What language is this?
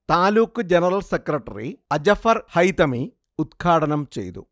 Malayalam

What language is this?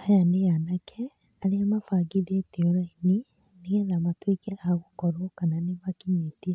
Kikuyu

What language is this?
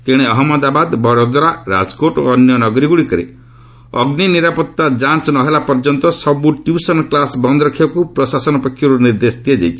Odia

